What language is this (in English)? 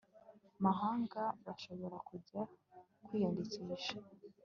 Kinyarwanda